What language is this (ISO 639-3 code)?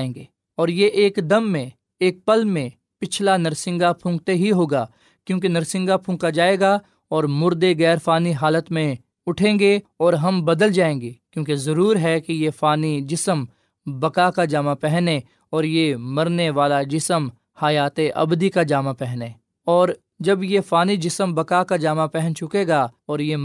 urd